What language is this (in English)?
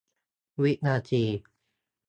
Thai